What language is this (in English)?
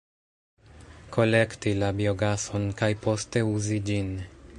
Esperanto